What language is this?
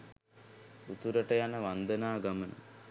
Sinhala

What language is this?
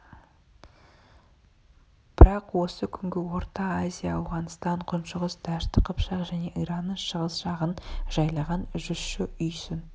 Kazakh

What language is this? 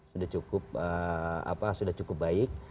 Indonesian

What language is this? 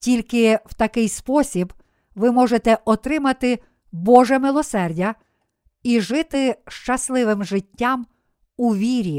Ukrainian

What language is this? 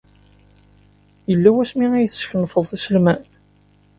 Kabyle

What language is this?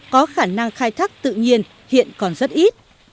Vietnamese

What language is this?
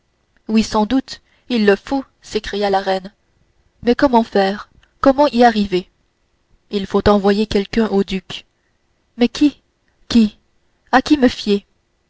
French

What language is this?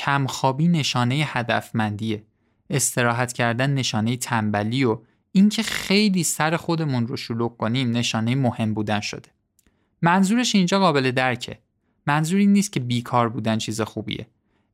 Persian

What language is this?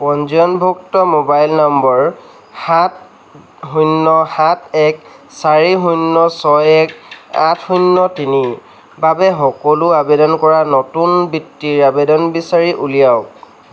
Assamese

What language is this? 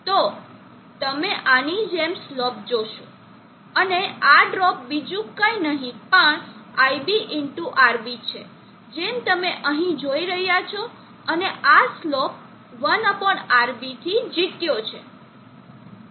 Gujarati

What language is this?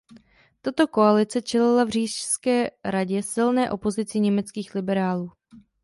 Czech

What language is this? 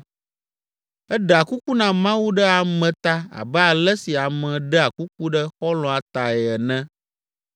Ewe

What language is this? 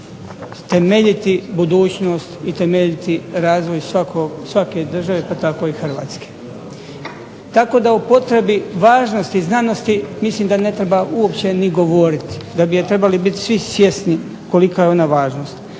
Croatian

